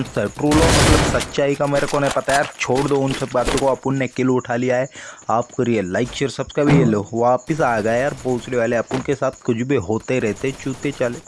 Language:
Hindi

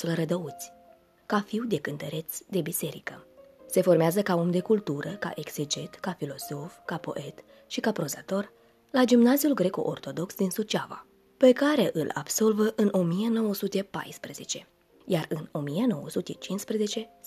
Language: Romanian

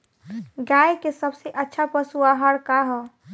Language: Bhojpuri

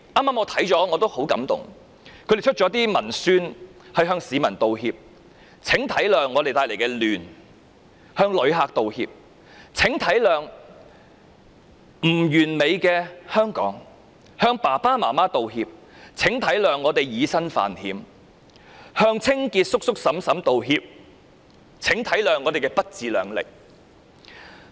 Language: Cantonese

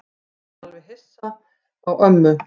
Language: Icelandic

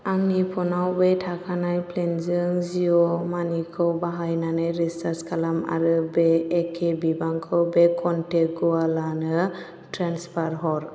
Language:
Bodo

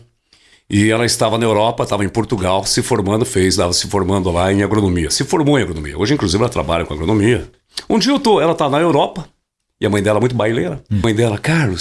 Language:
Portuguese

